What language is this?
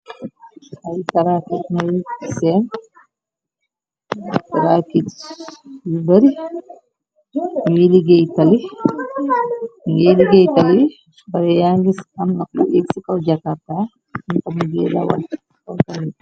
Wolof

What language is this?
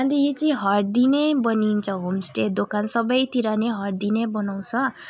Nepali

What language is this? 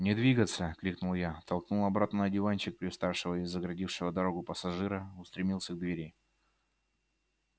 Russian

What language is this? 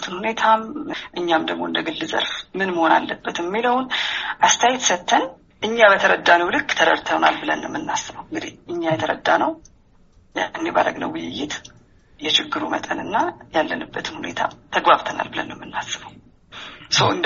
Amharic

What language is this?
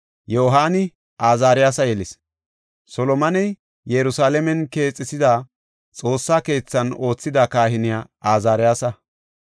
Gofa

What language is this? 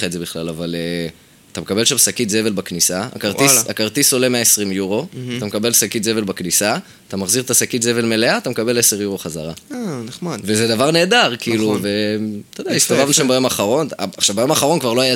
Hebrew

